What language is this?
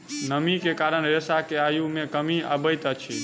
Maithili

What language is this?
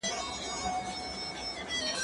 Pashto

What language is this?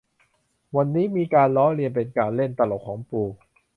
Thai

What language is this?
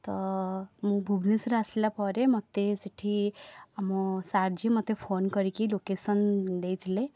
Odia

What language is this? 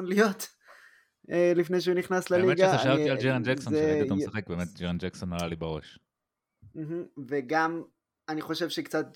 Hebrew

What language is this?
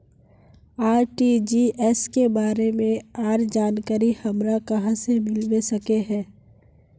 Magahi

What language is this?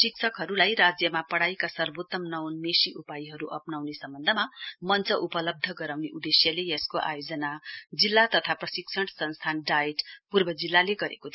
Nepali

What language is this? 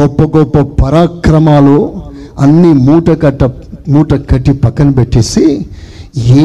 Telugu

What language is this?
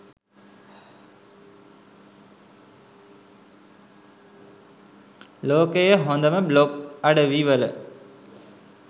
Sinhala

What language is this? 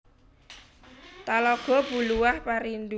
Javanese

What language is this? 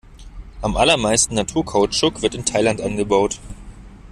German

